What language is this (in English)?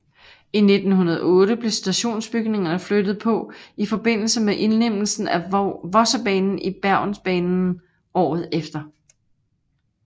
Danish